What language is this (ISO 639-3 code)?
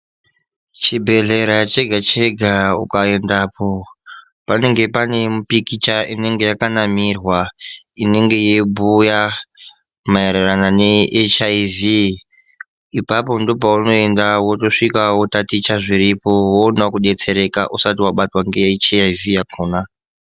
ndc